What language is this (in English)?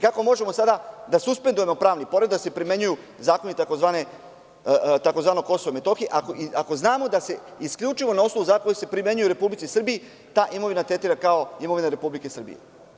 Serbian